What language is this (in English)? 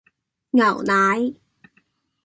Cantonese